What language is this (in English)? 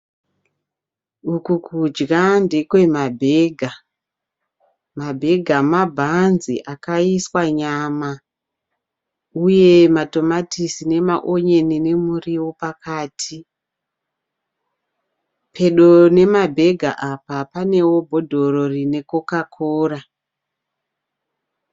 Shona